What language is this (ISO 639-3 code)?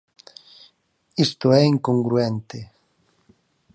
glg